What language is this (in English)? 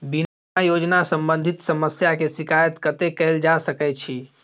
Maithili